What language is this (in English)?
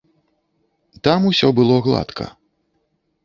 Belarusian